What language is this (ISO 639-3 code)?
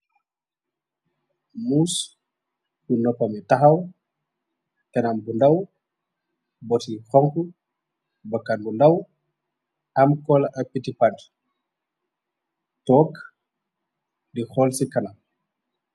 wol